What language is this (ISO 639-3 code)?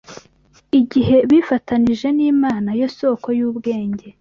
kin